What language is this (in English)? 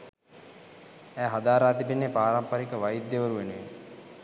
Sinhala